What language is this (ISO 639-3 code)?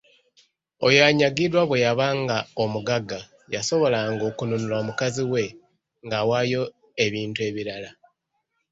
lug